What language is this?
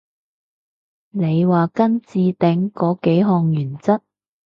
Cantonese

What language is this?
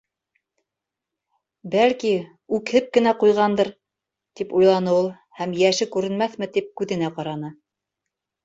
Bashkir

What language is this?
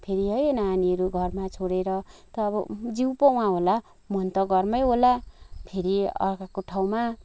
Nepali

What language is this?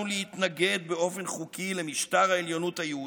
Hebrew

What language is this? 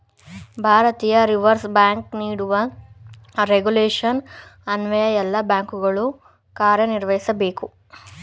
Kannada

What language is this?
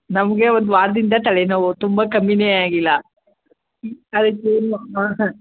Kannada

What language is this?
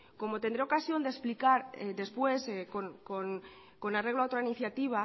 Spanish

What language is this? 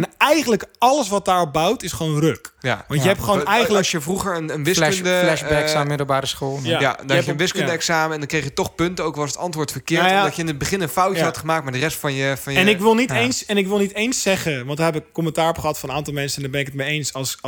Dutch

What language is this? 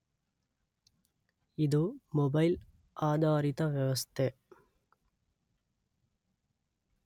Kannada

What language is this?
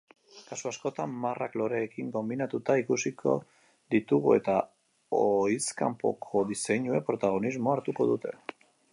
Basque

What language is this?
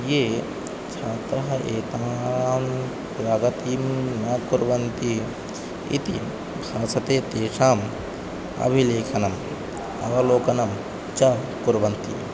Sanskrit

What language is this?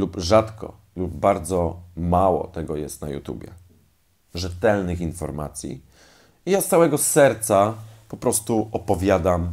Polish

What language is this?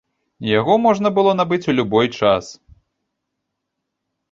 Belarusian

